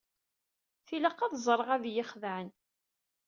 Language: Kabyle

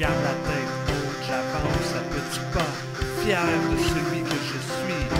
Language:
Dutch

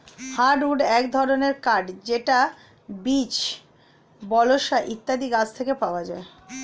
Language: Bangla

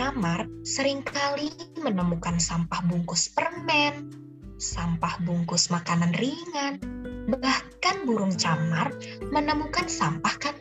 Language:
Indonesian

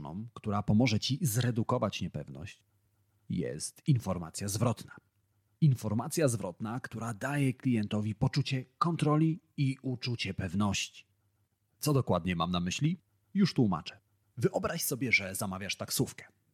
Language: Polish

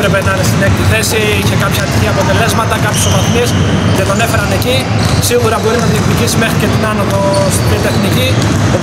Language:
Greek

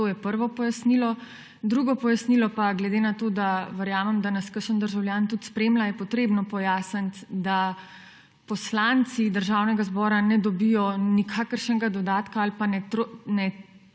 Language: Slovenian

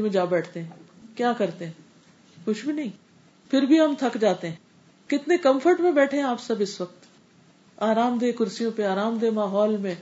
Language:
Urdu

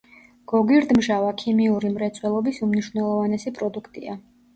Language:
Georgian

